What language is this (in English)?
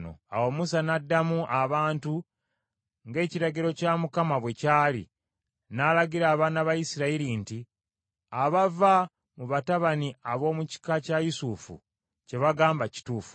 Ganda